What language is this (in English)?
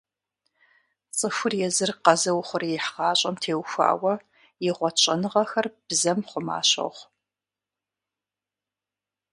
Kabardian